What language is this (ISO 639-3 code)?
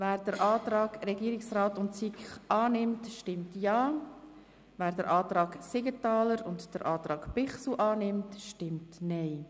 gsw